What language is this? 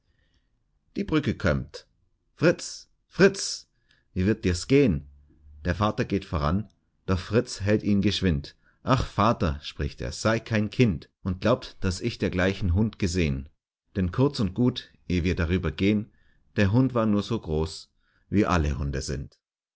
German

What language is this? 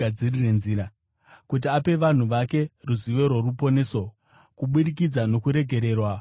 Shona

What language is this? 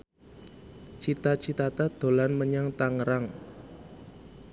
Javanese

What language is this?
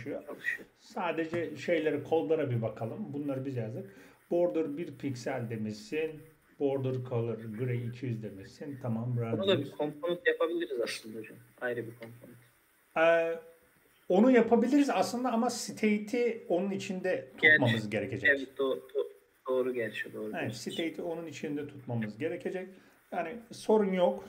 Turkish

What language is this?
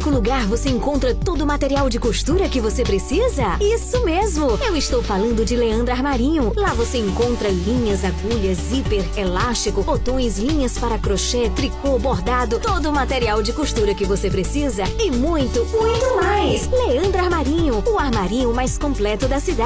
Portuguese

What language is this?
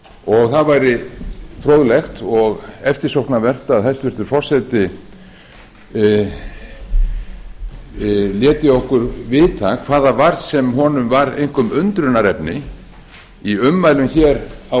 Icelandic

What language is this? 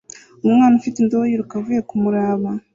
Kinyarwanda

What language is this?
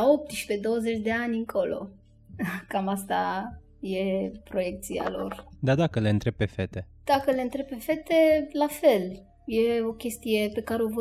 Romanian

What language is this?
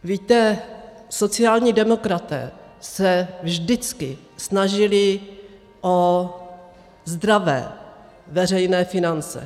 Czech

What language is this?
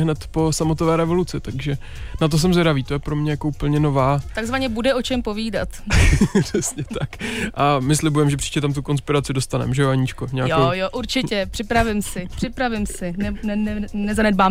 Czech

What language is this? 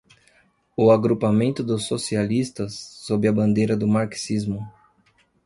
Portuguese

